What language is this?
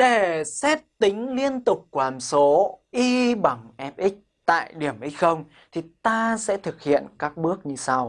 Vietnamese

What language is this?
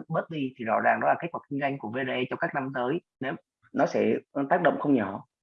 Vietnamese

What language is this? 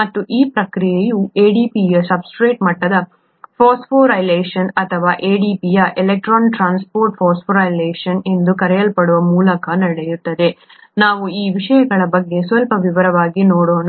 Kannada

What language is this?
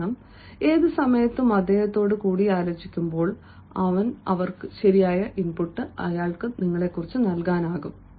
Malayalam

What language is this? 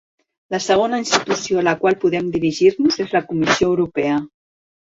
Catalan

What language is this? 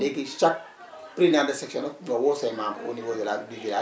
Wolof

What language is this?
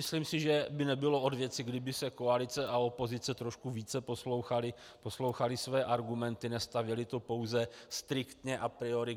Czech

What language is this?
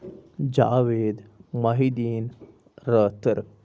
Kashmiri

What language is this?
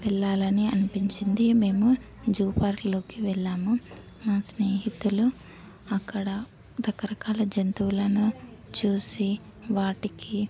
Telugu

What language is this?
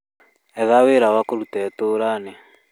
Kikuyu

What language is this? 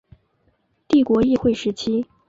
Chinese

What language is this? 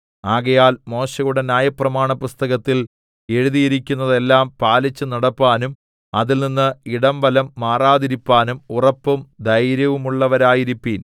Malayalam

